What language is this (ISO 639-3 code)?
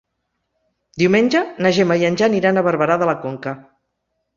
cat